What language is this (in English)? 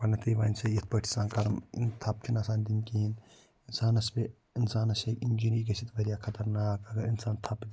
Kashmiri